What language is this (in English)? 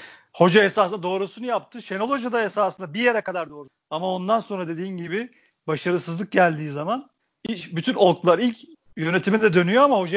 Turkish